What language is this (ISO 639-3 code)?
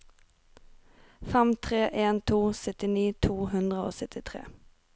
nor